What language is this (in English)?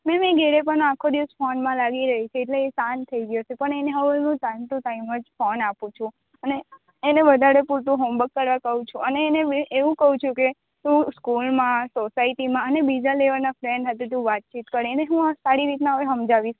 Gujarati